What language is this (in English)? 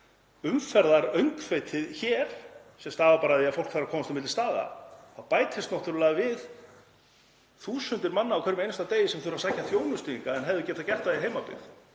Icelandic